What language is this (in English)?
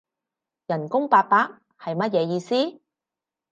Cantonese